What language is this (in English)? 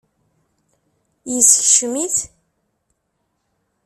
Kabyle